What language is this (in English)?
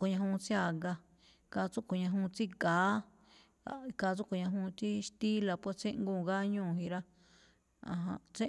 Malinaltepec Me'phaa